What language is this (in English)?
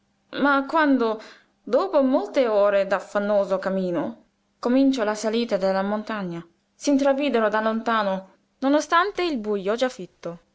Italian